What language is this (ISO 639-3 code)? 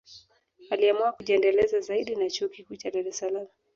swa